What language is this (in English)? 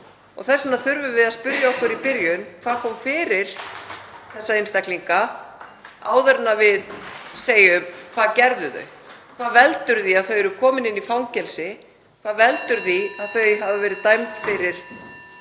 Icelandic